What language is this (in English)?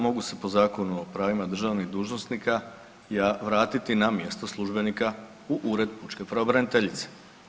Croatian